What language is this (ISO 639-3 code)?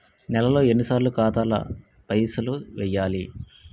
tel